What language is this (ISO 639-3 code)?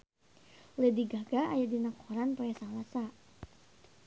sun